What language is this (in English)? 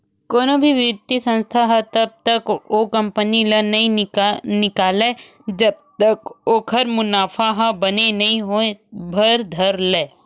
Chhattisgarhi